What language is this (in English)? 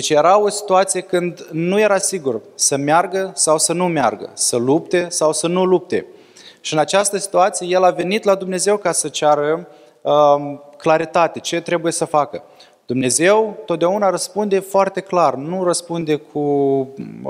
Romanian